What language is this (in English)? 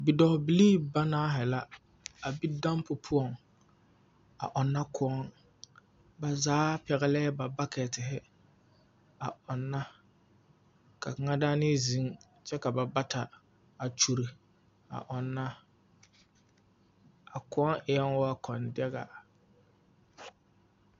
Southern Dagaare